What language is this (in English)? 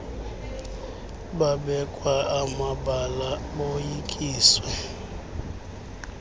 Xhosa